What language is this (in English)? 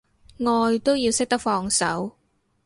Cantonese